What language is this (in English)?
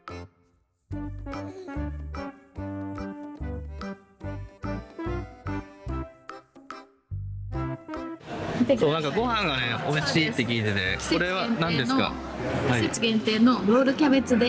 Japanese